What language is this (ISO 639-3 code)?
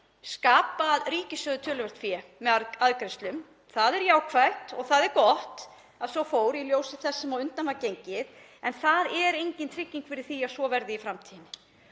isl